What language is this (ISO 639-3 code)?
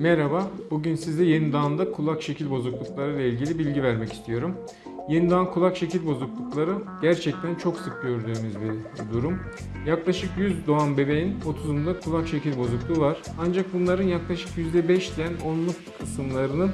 tur